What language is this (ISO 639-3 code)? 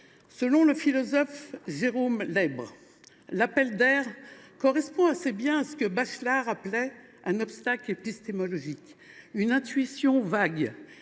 fra